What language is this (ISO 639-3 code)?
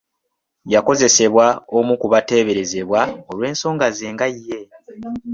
lug